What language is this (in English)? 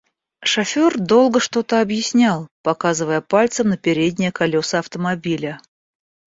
Russian